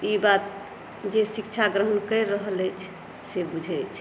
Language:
Maithili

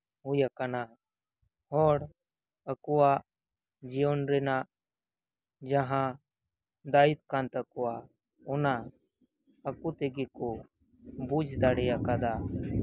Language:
Santali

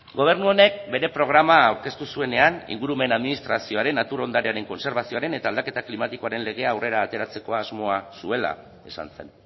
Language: Basque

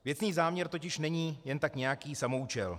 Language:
Czech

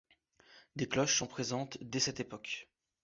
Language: French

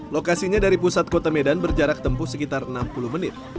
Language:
Indonesian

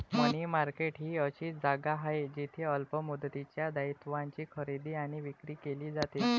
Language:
Marathi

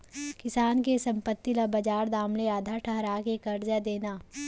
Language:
Chhattisgarhi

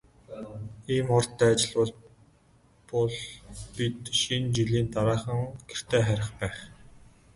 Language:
Mongolian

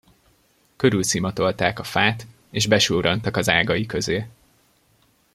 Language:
Hungarian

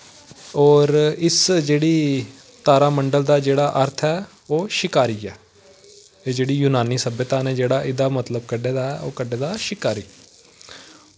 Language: Dogri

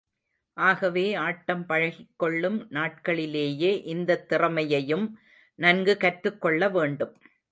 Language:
Tamil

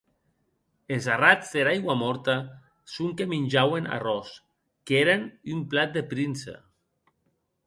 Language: Occitan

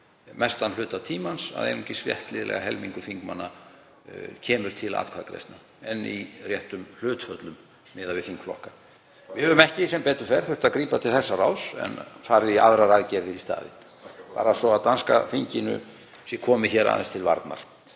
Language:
Icelandic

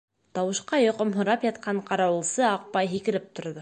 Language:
Bashkir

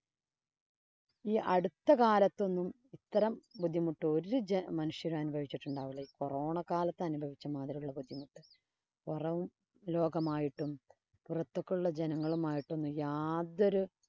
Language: Malayalam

